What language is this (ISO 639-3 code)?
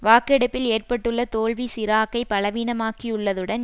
tam